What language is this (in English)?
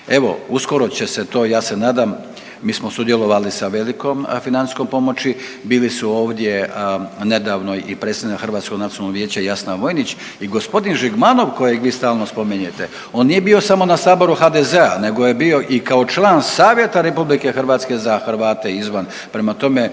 Croatian